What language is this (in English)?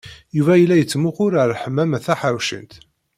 Kabyle